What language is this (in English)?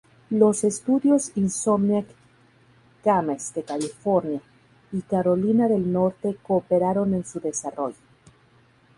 Spanish